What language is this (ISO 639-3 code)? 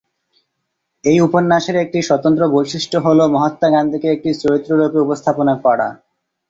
ben